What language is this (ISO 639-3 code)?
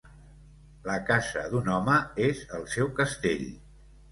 cat